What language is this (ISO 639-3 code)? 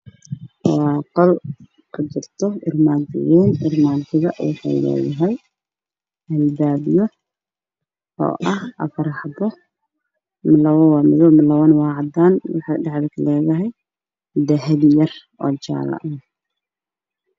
som